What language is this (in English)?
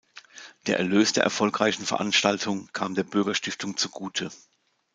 German